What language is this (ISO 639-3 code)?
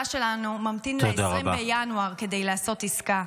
heb